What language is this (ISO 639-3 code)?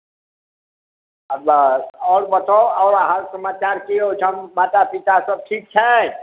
mai